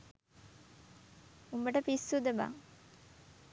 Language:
Sinhala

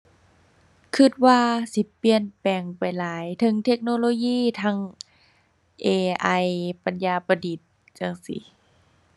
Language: Thai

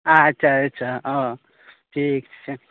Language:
Maithili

